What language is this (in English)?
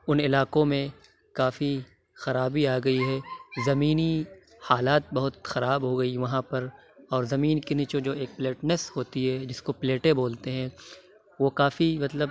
Urdu